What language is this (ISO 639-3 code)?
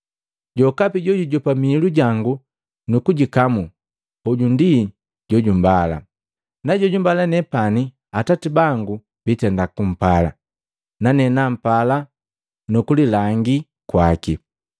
mgv